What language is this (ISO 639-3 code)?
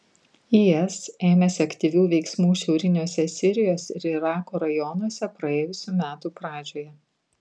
lit